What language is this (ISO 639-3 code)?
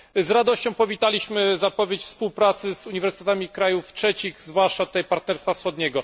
pol